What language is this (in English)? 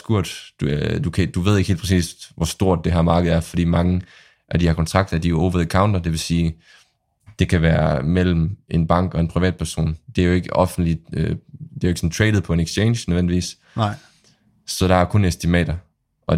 Danish